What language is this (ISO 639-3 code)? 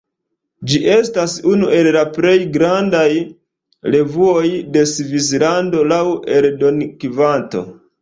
epo